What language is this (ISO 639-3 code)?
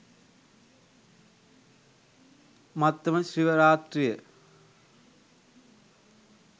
sin